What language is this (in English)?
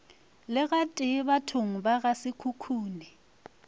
Northern Sotho